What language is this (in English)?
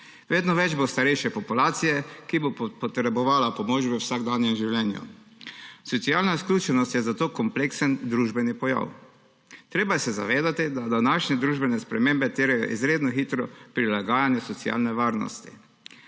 Slovenian